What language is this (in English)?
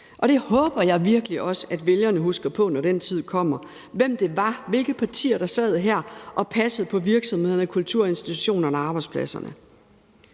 Danish